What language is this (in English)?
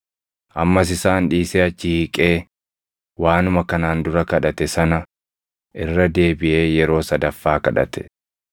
Oromo